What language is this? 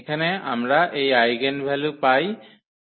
Bangla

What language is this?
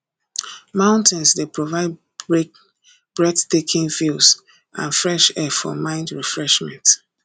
Nigerian Pidgin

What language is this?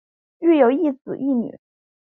Chinese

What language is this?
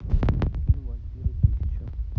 Russian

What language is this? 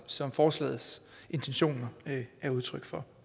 Danish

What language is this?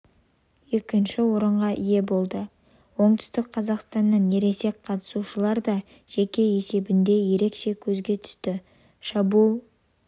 Kazakh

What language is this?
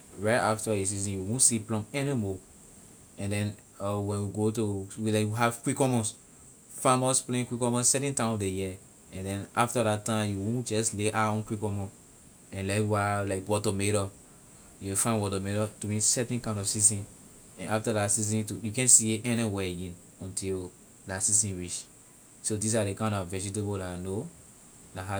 Liberian English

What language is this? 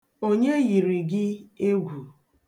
Igbo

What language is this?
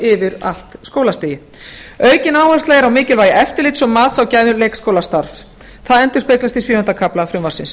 Icelandic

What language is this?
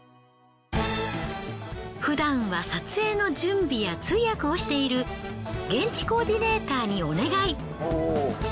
Japanese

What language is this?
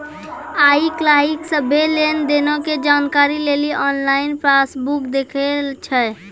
Maithili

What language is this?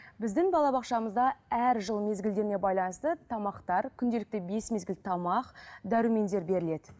Kazakh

